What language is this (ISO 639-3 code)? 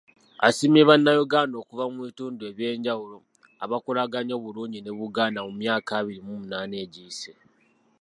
lug